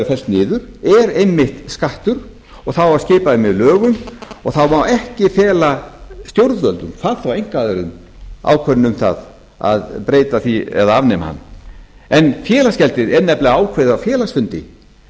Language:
Icelandic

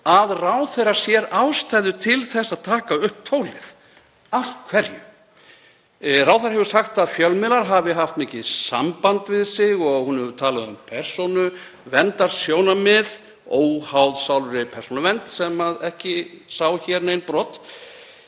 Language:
Icelandic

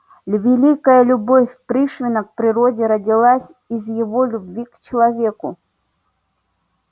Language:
Russian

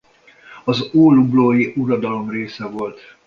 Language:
Hungarian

